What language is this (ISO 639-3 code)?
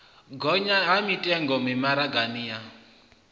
ven